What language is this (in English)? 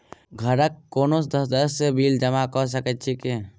Maithili